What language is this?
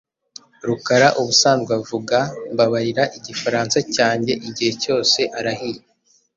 Kinyarwanda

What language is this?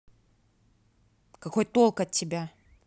Russian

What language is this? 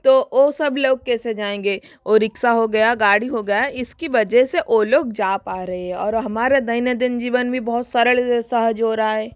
Hindi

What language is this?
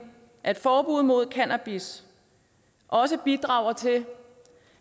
Danish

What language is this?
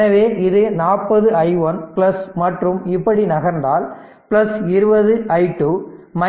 Tamil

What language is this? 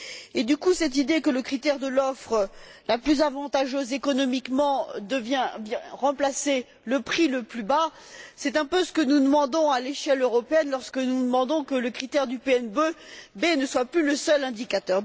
French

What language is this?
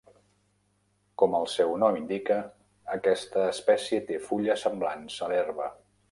Catalan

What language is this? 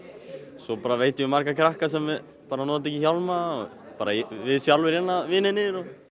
Icelandic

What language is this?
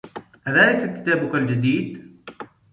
Arabic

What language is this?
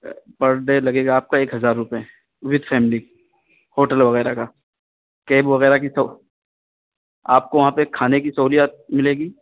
Urdu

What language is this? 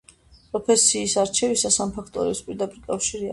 Georgian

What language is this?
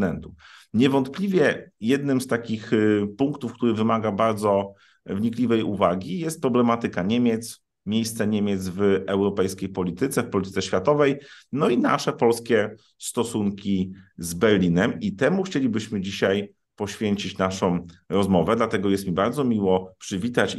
Polish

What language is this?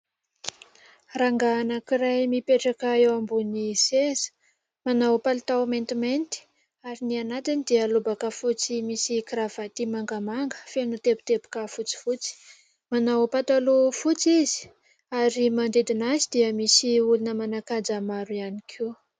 Malagasy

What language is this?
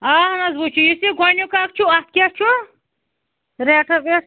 Kashmiri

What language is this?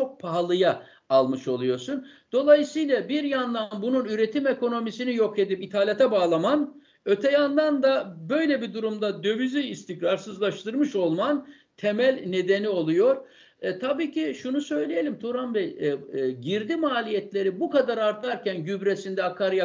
Turkish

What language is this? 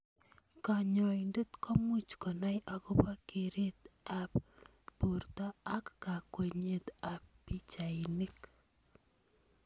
Kalenjin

